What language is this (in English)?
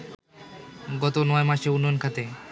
Bangla